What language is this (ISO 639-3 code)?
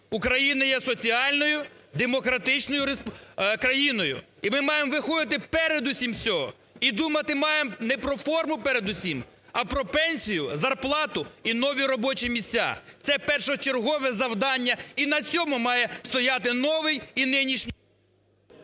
ukr